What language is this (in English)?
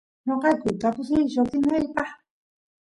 Santiago del Estero Quichua